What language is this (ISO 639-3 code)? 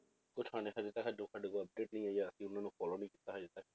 pan